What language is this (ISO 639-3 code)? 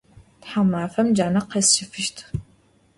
ady